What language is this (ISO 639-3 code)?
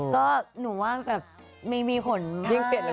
tha